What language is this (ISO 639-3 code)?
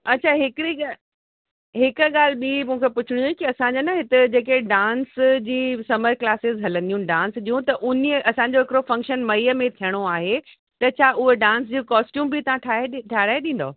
snd